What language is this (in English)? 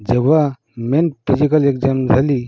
Marathi